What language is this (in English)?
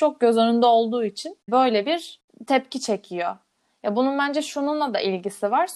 Turkish